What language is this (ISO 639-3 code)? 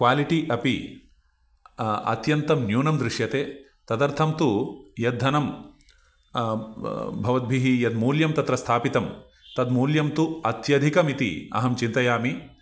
san